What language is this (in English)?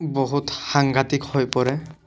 Assamese